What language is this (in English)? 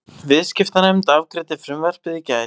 Icelandic